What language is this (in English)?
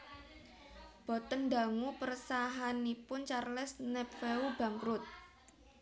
Javanese